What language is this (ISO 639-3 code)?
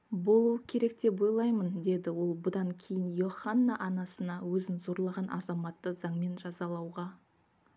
kaz